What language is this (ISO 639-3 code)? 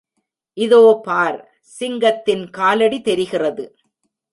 tam